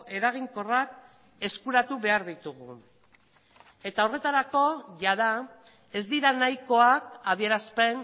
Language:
Basque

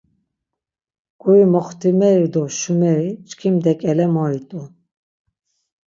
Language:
Laz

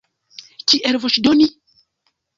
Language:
Esperanto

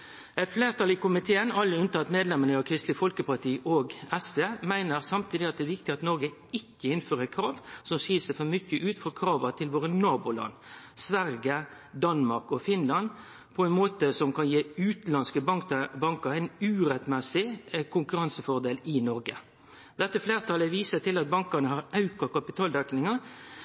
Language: Norwegian Nynorsk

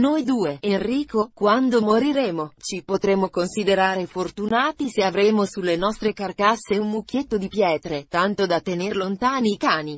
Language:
Italian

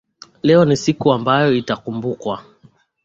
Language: Swahili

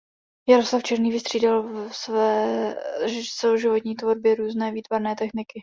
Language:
Czech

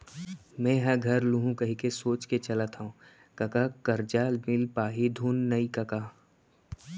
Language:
Chhattisgarhi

